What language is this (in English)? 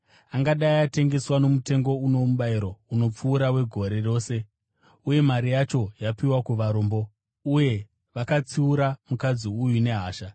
Shona